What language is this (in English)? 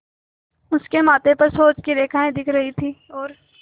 Hindi